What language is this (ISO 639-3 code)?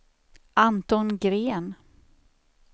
swe